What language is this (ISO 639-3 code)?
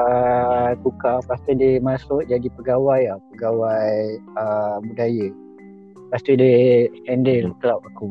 msa